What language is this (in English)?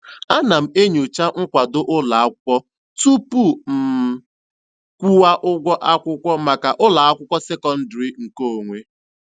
Igbo